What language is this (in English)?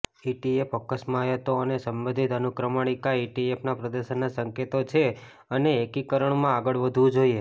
Gujarati